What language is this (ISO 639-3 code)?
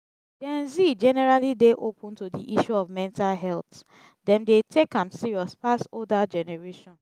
pcm